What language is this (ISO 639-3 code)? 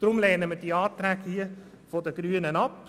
gsw